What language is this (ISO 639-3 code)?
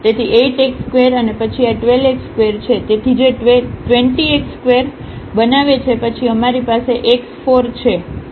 guj